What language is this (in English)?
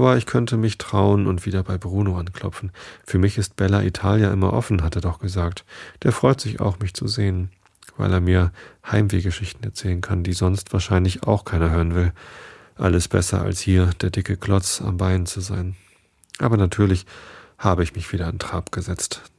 German